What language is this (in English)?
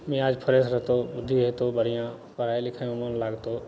Maithili